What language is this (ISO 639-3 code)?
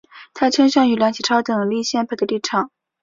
zho